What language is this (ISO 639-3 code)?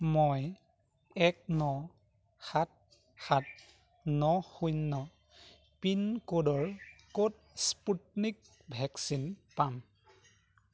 asm